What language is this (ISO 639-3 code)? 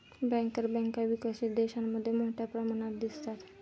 mar